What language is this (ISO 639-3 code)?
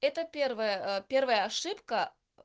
rus